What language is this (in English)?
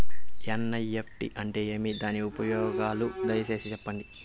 Telugu